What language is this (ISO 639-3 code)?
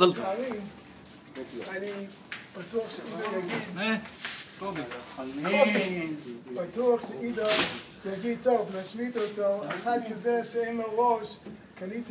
heb